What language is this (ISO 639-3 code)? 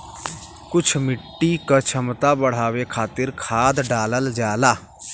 bho